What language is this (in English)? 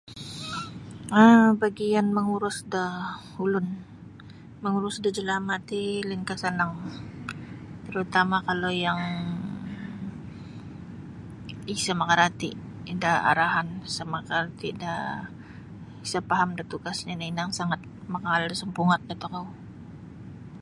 Sabah Bisaya